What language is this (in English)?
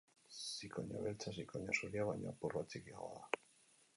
Basque